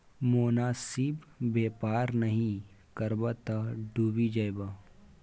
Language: Maithili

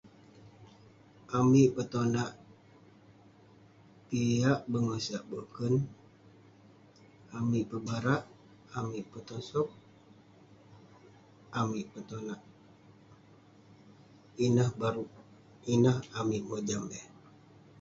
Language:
Western Penan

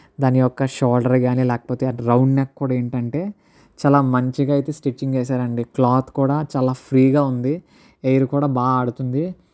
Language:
Telugu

